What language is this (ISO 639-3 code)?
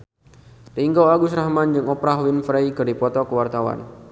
sun